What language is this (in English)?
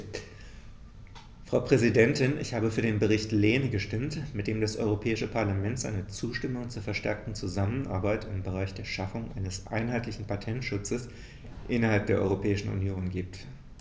German